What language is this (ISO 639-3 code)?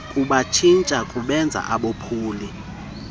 xho